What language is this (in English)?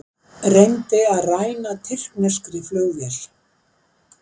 Icelandic